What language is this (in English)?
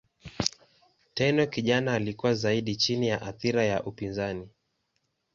Swahili